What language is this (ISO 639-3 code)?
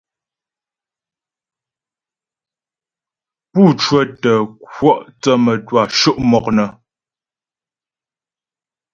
bbj